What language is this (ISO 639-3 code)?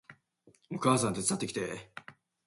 jpn